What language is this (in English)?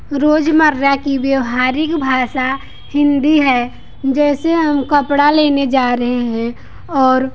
Hindi